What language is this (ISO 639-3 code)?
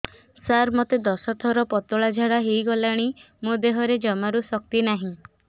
ori